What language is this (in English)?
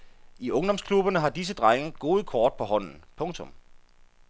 Danish